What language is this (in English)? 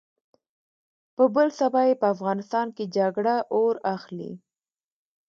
Pashto